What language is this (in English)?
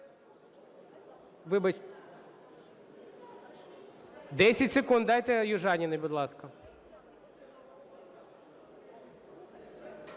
Ukrainian